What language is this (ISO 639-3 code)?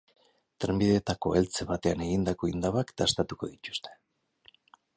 eus